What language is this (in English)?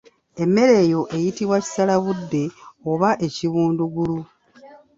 Ganda